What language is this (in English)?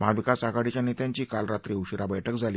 Marathi